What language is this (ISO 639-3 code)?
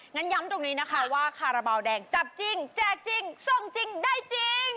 tha